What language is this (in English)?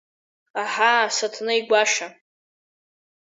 Abkhazian